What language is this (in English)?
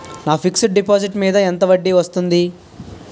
Telugu